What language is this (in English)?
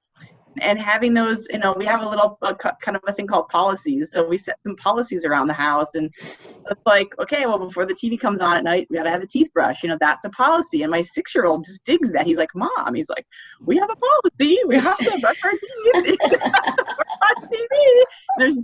English